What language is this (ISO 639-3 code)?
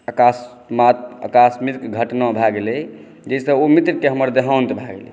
mai